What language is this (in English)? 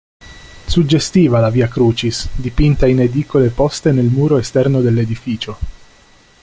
Italian